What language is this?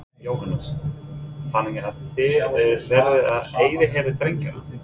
Icelandic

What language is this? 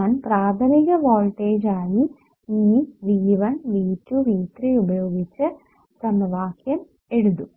Malayalam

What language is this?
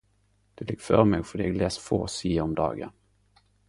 Norwegian Nynorsk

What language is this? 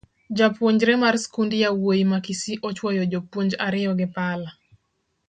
Luo (Kenya and Tanzania)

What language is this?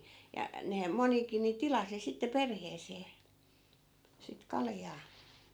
Finnish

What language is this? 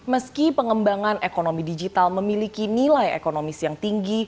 Indonesian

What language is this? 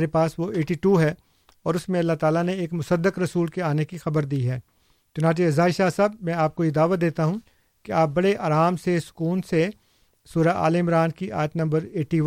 Urdu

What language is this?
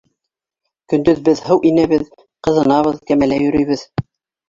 Bashkir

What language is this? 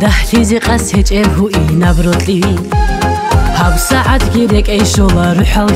Arabic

